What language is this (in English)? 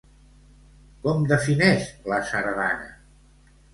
Catalan